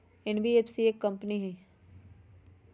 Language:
Magahi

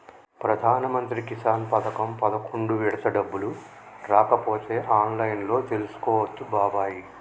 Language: Telugu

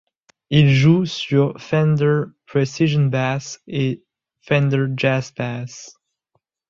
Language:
French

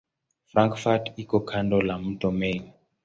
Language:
Swahili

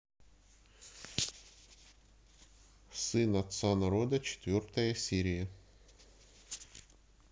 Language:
Russian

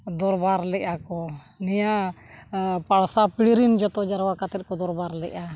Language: Santali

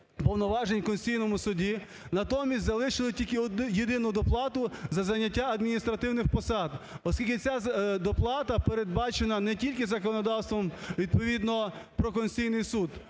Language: Ukrainian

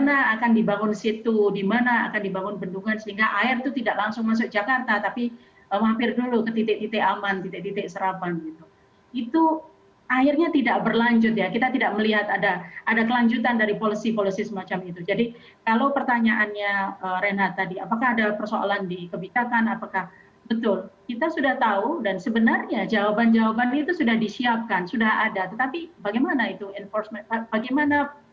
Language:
Indonesian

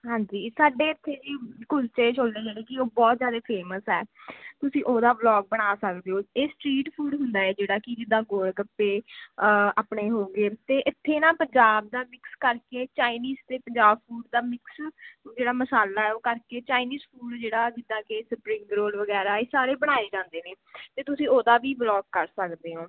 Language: Punjabi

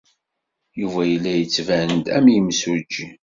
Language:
Kabyle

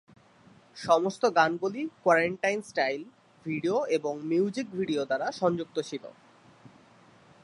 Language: Bangla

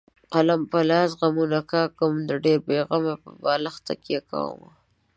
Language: Pashto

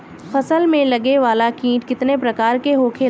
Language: Bhojpuri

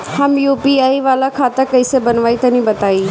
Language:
Bhojpuri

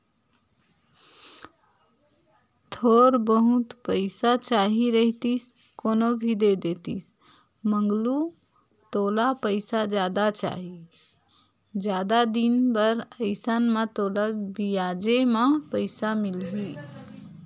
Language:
Chhattisgarhi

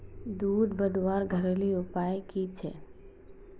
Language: Magahi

